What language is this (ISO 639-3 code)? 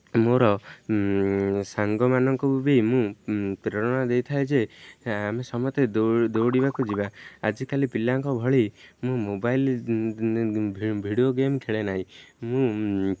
ori